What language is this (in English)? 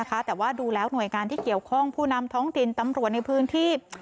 Thai